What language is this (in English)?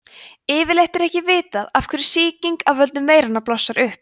Icelandic